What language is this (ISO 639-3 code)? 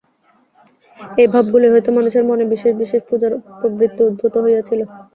ben